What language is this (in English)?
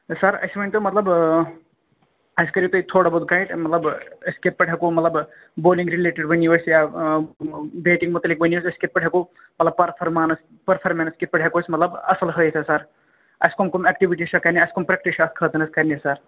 Kashmiri